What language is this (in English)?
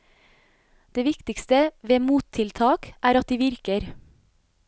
Norwegian